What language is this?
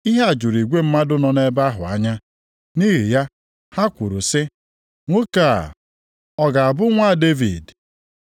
Igbo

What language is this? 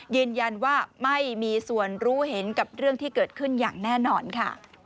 Thai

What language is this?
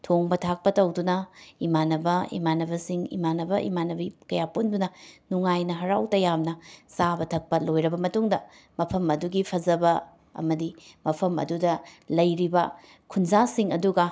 Manipuri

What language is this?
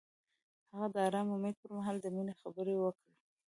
Pashto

